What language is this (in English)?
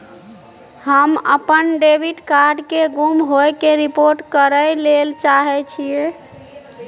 Maithili